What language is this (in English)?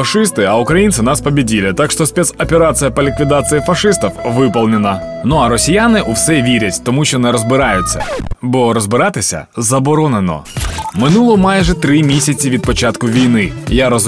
Ukrainian